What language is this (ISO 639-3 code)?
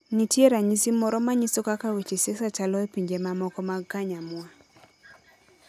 luo